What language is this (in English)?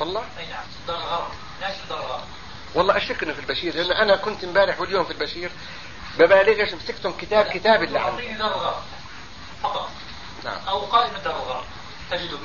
Arabic